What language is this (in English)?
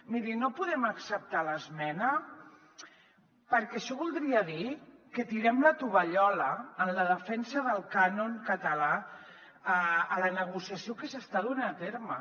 Catalan